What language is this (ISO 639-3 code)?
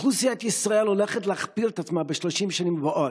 heb